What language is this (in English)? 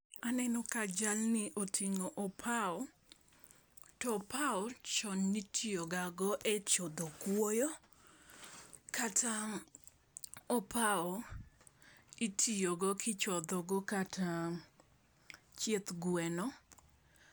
Luo (Kenya and Tanzania)